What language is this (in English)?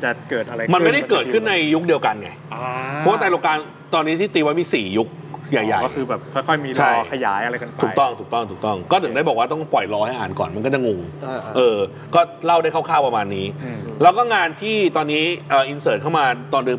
Thai